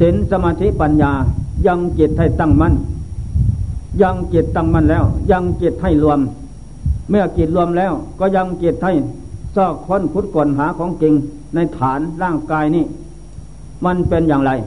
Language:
Thai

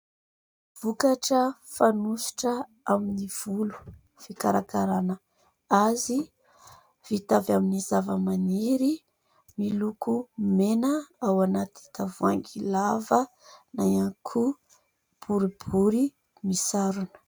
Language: Malagasy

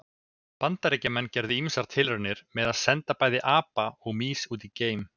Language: Icelandic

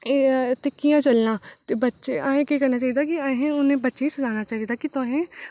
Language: Dogri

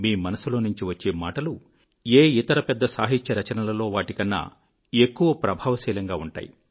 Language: Telugu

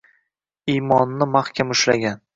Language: Uzbek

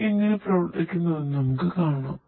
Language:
Malayalam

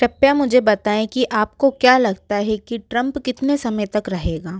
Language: Hindi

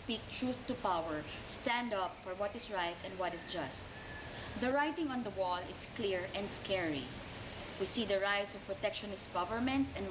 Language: English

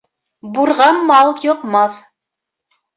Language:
Bashkir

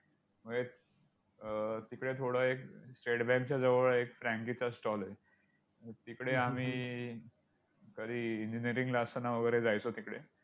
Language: Marathi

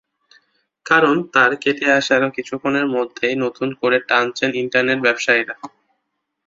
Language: Bangla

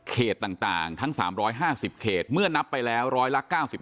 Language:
Thai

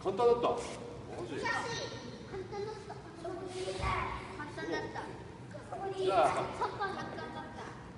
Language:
Japanese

